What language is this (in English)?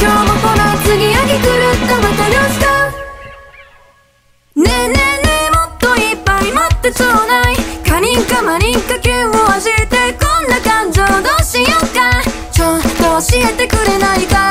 Japanese